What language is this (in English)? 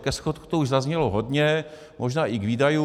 Czech